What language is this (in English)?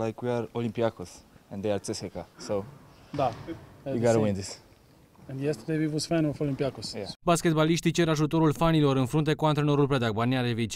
Romanian